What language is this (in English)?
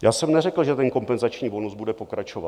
Czech